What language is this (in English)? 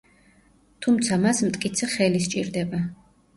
Georgian